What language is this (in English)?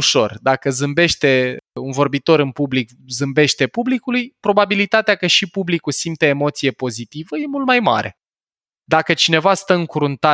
Romanian